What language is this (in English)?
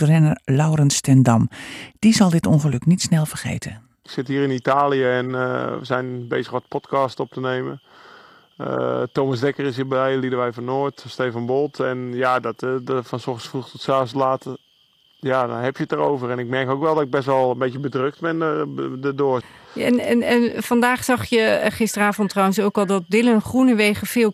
Dutch